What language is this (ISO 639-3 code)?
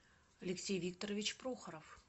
rus